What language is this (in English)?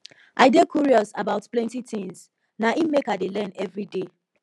Nigerian Pidgin